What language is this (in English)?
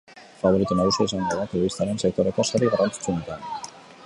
Basque